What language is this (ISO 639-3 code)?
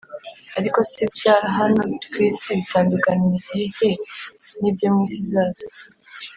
kin